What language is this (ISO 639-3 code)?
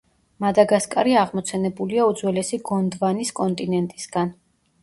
kat